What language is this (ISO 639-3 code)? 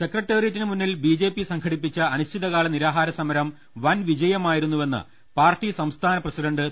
mal